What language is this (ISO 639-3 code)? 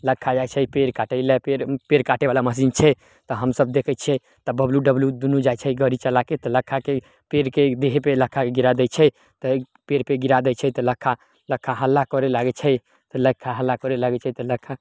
mai